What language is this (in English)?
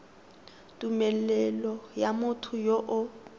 Tswana